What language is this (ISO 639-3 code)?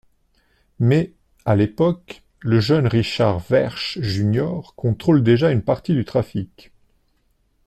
fra